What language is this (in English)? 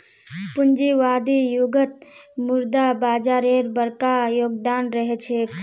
Magahi